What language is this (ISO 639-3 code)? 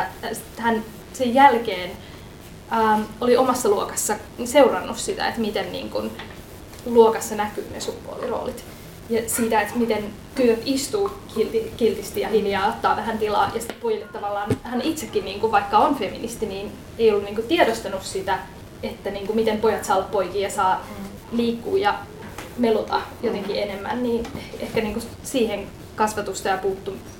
fin